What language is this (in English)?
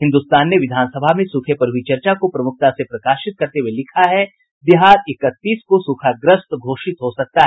Hindi